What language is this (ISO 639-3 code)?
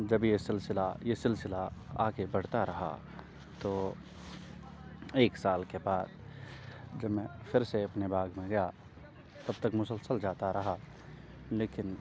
urd